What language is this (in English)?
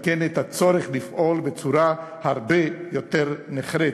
Hebrew